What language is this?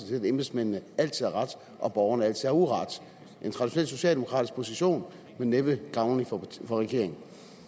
Danish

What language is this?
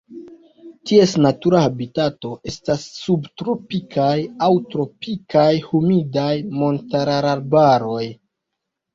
Esperanto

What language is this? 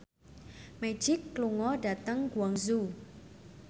Javanese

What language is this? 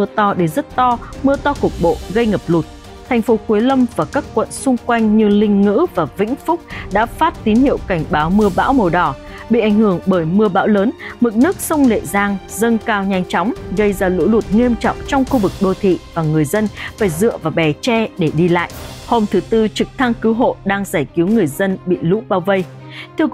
Vietnamese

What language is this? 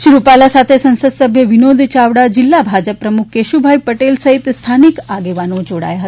Gujarati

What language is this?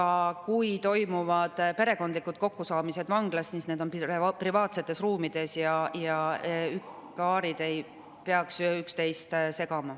Estonian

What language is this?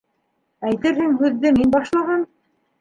Bashkir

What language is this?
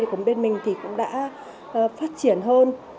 Vietnamese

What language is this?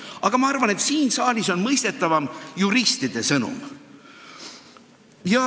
Estonian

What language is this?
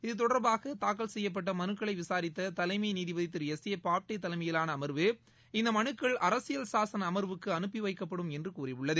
Tamil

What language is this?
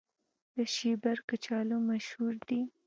Pashto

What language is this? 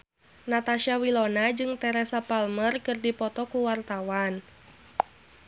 Sundanese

